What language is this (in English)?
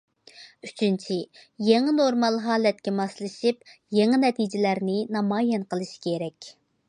Uyghur